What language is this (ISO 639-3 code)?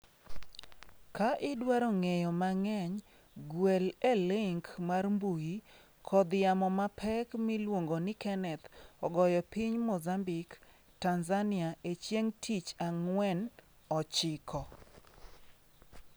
luo